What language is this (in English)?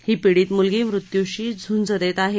Marathi